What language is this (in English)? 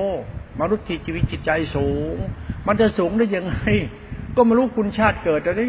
Thai